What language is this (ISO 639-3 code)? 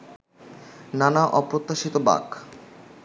ben